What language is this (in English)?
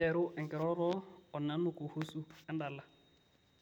Masai